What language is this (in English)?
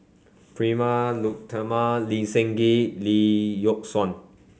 English